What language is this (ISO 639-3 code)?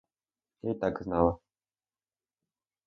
ukr